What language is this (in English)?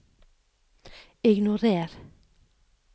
Norwegian